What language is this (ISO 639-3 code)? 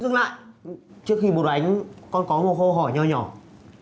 vie